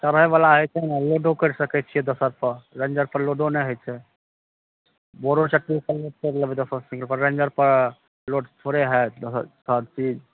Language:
Maithili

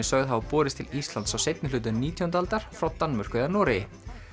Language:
Icelandic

